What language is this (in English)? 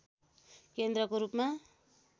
Nepali